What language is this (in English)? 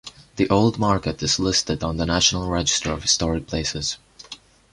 English